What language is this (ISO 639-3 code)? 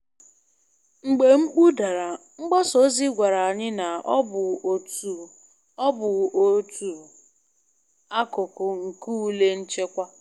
ibo